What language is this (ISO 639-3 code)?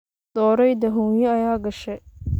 som